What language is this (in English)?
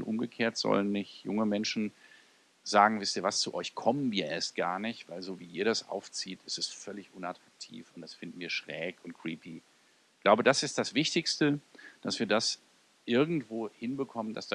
German